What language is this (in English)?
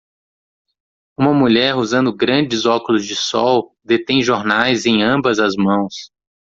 Portuguese